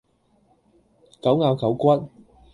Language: Cantonese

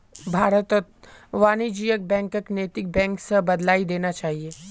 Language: Magahi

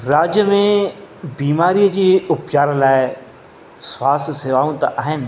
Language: Sindhi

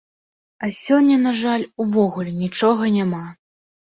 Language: Belarusian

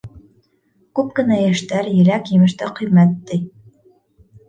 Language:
Bashkir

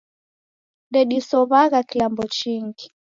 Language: Taita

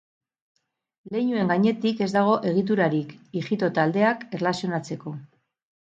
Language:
Basque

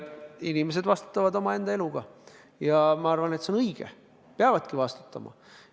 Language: Estonian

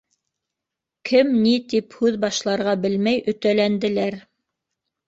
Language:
Bashkir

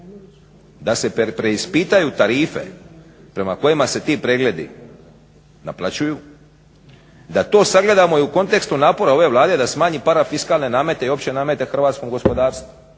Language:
Croatian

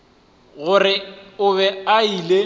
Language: Northern Sotho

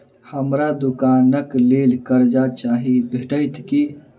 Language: Maithili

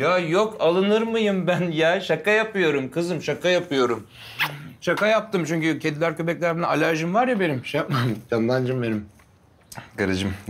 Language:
Turkish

